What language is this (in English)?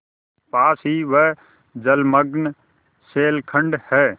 Hindi